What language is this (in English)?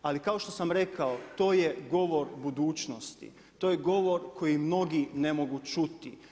Croatian